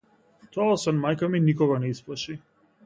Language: Macedonian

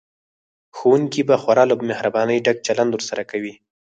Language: Pashto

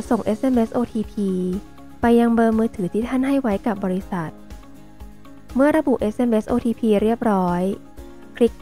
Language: Thai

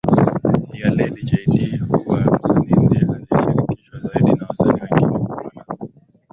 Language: Swahili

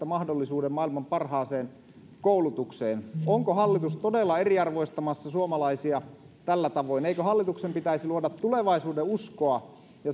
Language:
Finnish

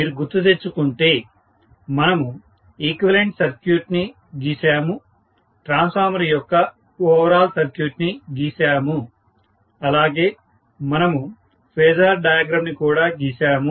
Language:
Telugu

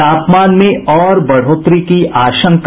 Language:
Hindi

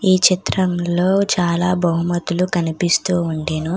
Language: Telugu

